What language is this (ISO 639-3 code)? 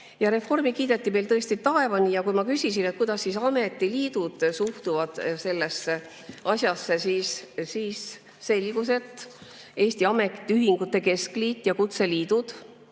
est